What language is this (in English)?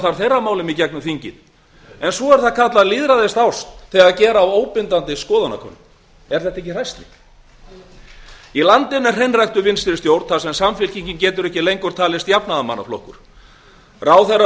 Icelandic